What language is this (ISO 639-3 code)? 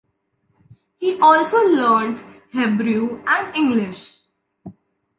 eng